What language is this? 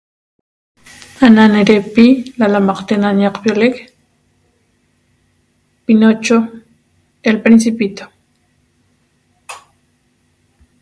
Toba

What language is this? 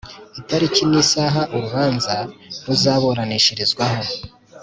Kinyarwanda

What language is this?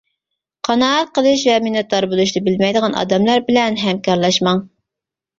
Uyghur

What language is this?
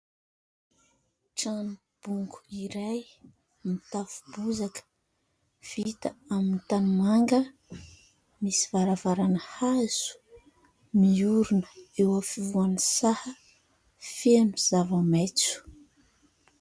Malagasy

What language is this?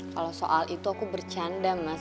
Indonesian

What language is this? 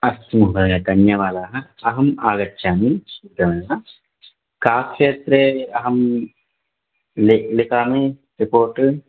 Sanskrit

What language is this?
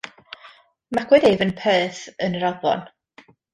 Welsh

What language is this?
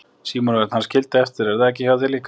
Icelandic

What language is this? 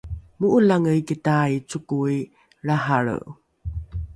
Rukai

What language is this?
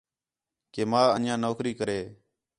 Khetrani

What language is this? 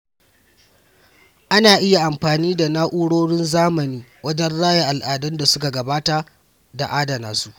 Hausa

